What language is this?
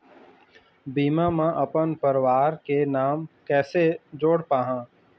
Chhattisgarhi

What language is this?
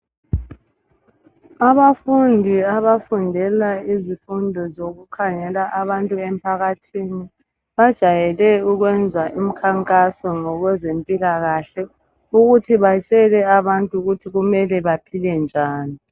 North Ndebele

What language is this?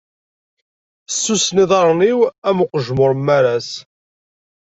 Kabyle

